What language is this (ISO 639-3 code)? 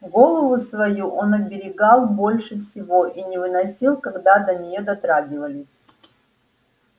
rus